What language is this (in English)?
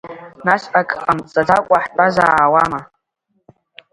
Abkhazian